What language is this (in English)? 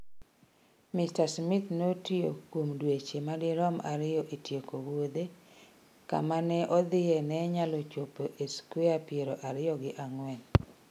Luo (Kenya and Tanzania)